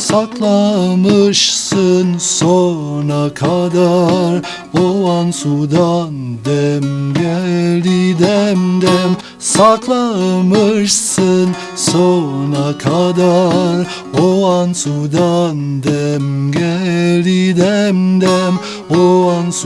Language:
Turkish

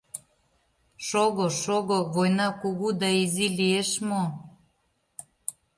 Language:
Mari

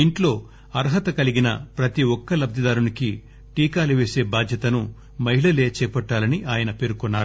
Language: Telugu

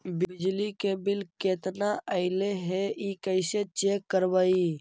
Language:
Magahi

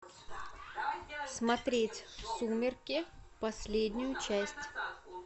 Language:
Russian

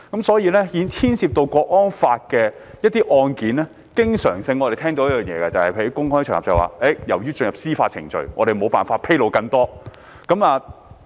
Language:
Cantonese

